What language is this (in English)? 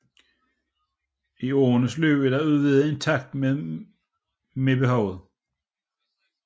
Danish